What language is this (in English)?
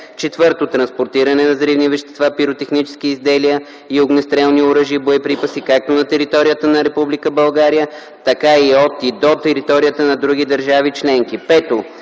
Bulgarian